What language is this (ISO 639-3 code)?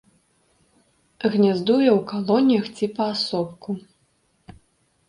bel